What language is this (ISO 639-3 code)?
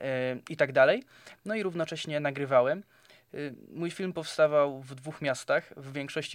pol